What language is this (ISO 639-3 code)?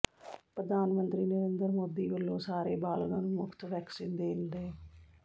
pan